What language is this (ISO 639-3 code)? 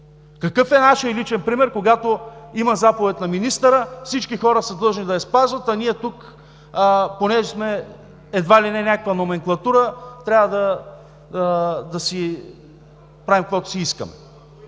bul